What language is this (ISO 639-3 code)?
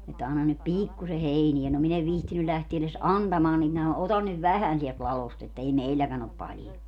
fin